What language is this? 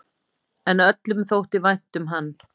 Icelandic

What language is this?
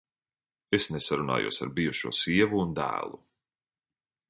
Latvian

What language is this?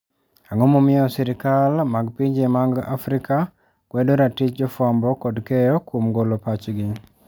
Luo (Kenya and Tanzania)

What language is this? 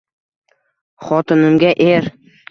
Uzbek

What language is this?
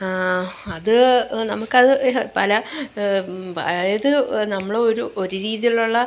Malayalam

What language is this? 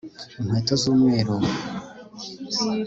Kinyarwanda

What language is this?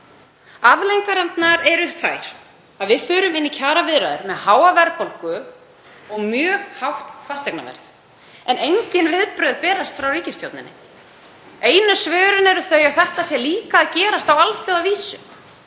Icelandic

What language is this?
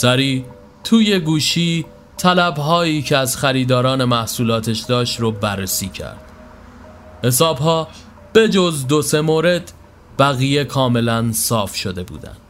Persian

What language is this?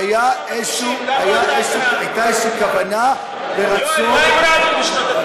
Hebrew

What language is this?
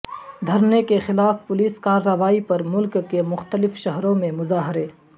Urdu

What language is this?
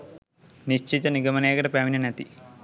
Sinhala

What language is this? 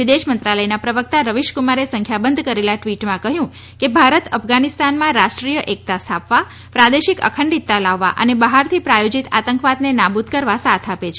Gujarati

